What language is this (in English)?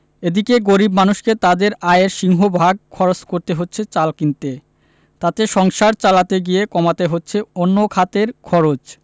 Bangla